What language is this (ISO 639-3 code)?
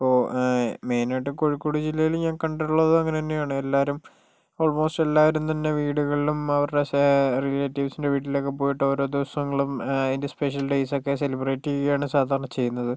mal